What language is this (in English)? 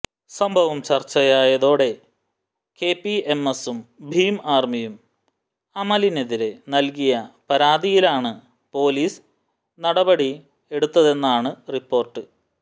Malayalam